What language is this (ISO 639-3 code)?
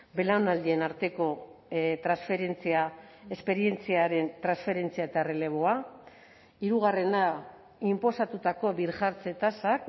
eus